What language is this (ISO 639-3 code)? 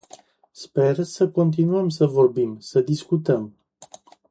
ron